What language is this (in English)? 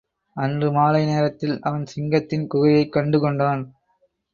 Tamil